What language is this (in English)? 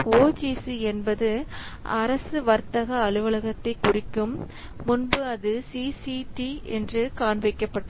Tamil